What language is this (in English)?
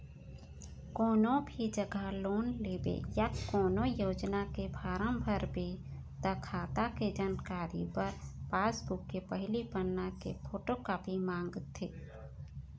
Chhattisgarhi